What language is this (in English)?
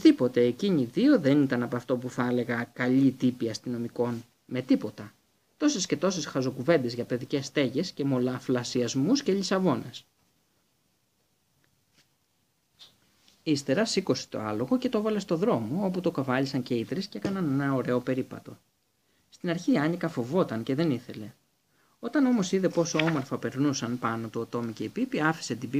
Greek